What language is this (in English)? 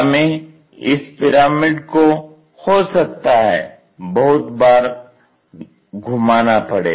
Hindi